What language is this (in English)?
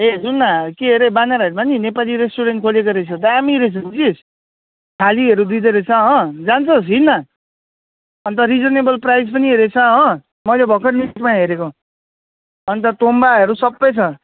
Nepali